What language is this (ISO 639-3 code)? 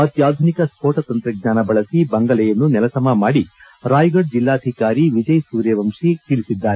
kan